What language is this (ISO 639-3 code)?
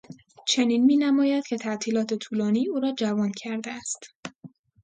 fas